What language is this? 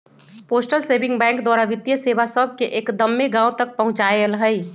Magahi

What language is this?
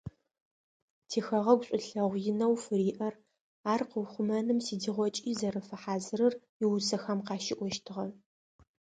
Adyghe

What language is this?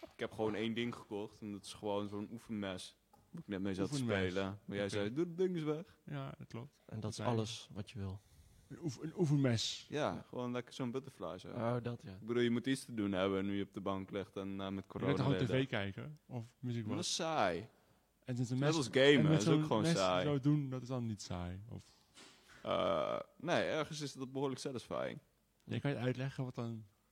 Dutch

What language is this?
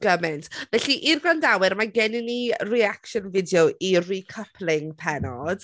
Welsh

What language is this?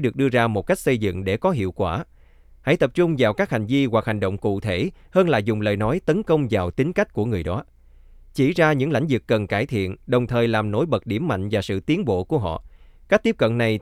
Vietnamese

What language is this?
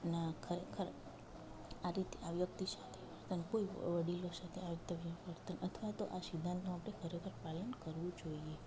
Gujarati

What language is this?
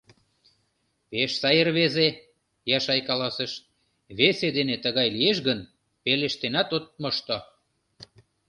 Mari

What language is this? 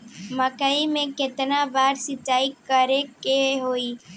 Bhojpuri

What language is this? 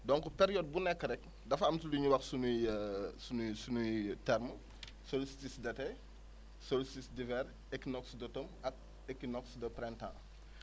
Wolof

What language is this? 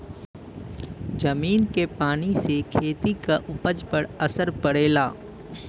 Bhojpuri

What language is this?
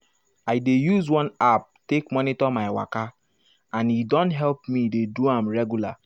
Nigerian Pidgin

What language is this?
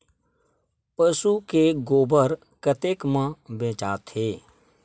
Chhattisgarhi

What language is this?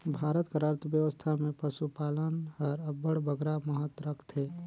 Chhattisgarhi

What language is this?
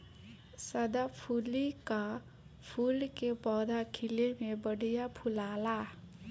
Bhojpuri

